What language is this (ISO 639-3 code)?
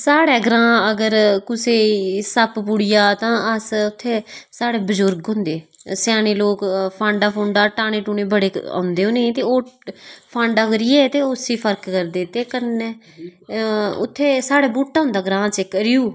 doi